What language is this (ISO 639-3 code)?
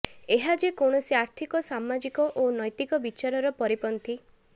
ori